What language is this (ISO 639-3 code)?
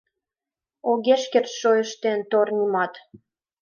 chm